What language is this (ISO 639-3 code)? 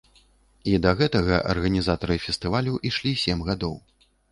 bel